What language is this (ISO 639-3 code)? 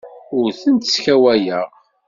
kab